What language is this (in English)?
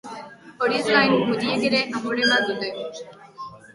Basque